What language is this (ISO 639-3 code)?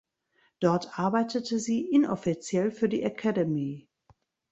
deu